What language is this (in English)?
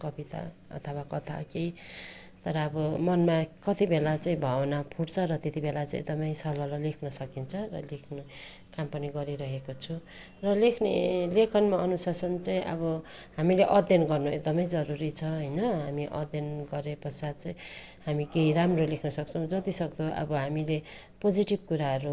Nepali